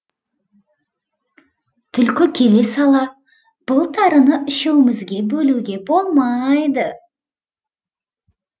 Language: Kazakh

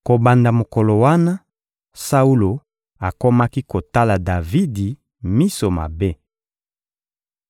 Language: Lingala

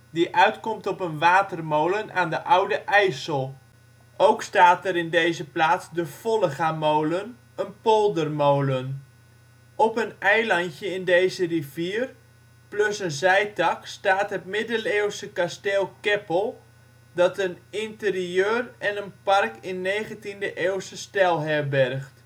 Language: Dutch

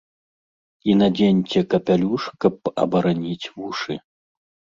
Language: Belarusian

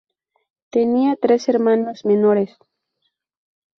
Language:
Spanish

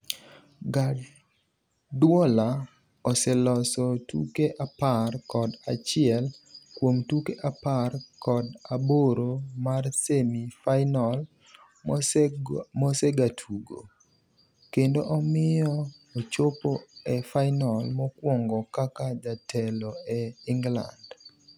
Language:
Luo (Kenya and Tanzania)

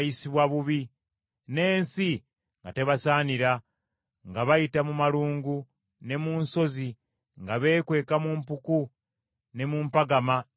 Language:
Ganda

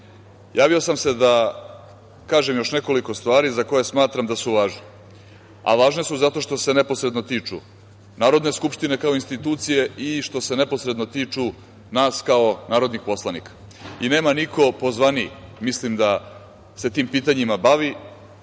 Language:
Serbian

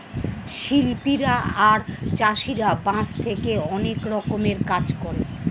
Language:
Bangla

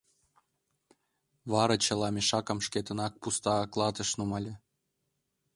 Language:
Mari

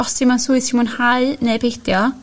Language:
Welsh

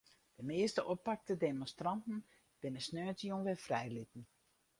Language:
Western Frisian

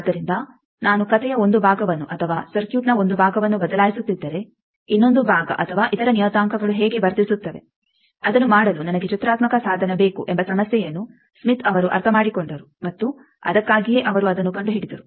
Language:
Kannada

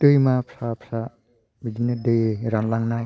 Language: Bodo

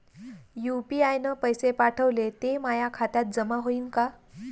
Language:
Marathi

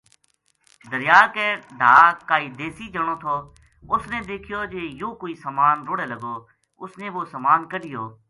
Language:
Gujari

